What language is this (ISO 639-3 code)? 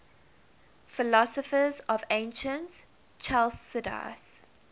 eng